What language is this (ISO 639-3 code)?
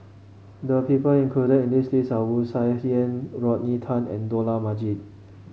eng